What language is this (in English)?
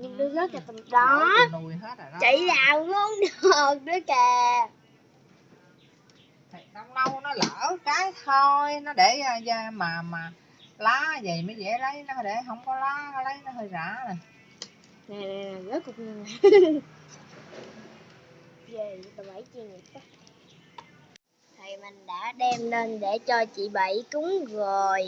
Vietnamese